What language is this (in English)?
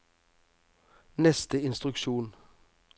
Norwegian